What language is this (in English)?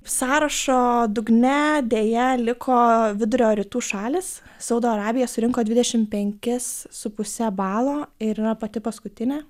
Lithuanian